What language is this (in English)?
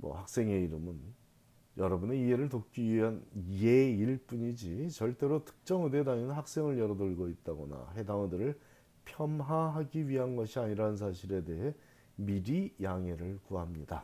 Korean